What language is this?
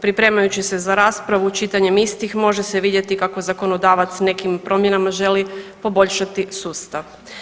Croatian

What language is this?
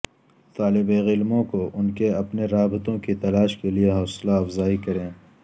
Urdu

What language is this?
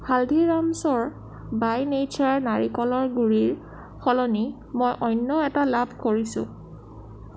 Assamese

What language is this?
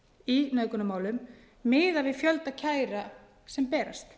Icelandic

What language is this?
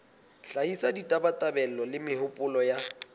Southern Sotho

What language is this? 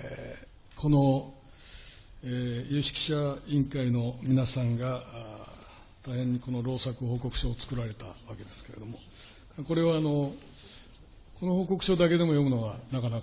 Japanese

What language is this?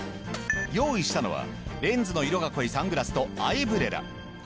Japanese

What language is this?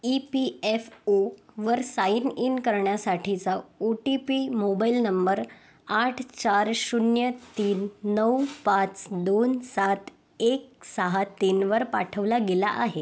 Marathi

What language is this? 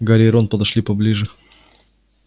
Russian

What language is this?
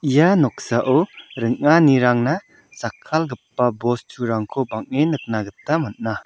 Garo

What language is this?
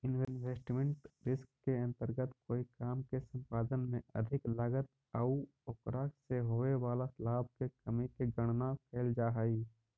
Magahi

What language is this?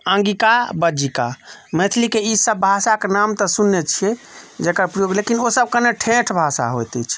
Maithili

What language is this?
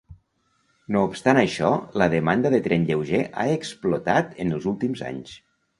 Catalan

